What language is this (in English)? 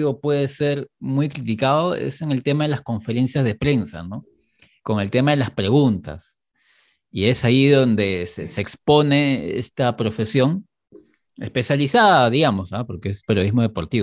Spanish